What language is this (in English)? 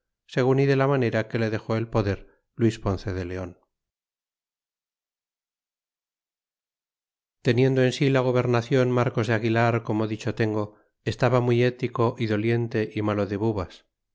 Spanish